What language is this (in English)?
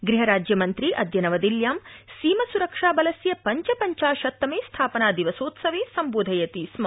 Sanskrit